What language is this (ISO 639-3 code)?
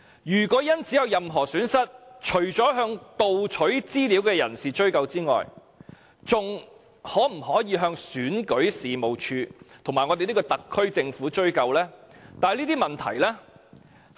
yue